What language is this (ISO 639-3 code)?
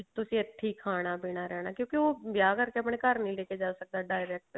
pan